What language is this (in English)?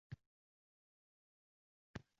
Uzbek